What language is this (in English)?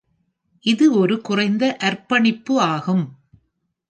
Tamil